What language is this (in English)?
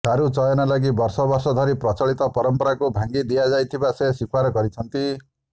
Odia